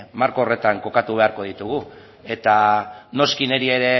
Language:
Basque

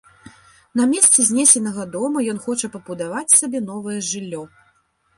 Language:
Belarusian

